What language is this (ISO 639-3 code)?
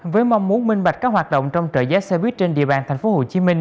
vie